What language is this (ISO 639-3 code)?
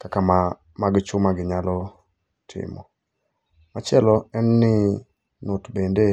luo